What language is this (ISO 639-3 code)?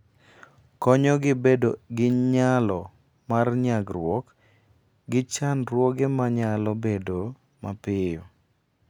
luo